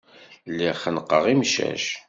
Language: Kabyle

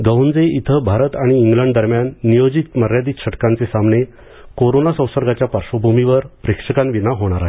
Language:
Marathi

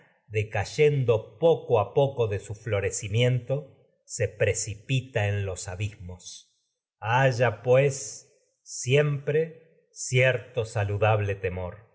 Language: Spanish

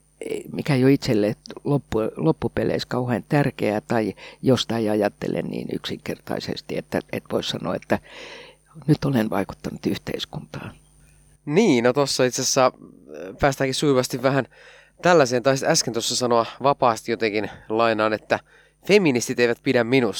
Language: Finnish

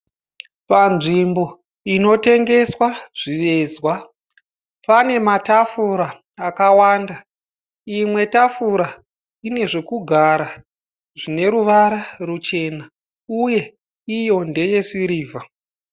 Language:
Shona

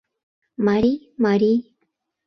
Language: Mari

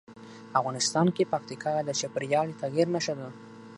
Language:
Pashto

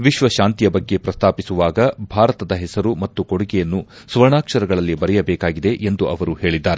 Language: Kannada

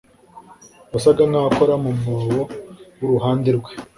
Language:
Kinyarwanda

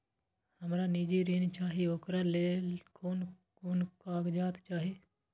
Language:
Maithili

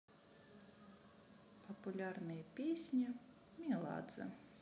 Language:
Russian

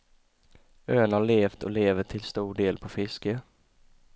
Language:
Swedish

